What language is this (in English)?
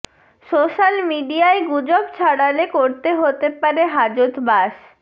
Bangla